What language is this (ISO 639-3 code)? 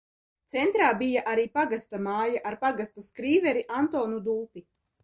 lav